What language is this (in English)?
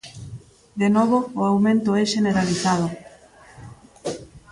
Galician